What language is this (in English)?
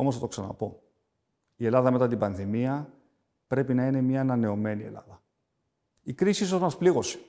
Greek